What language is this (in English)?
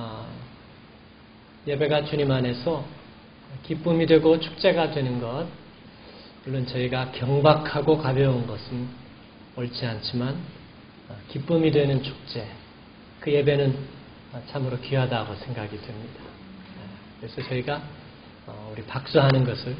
Korean